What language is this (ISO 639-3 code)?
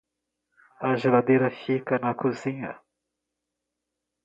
por